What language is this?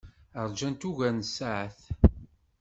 Kabyle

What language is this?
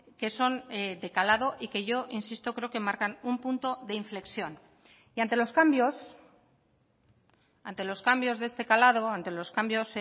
Spanish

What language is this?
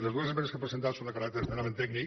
Catalan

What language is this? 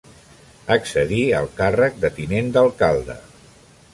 Catalan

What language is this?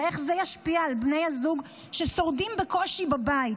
Hebrew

